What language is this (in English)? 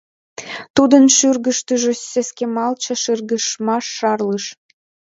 Mari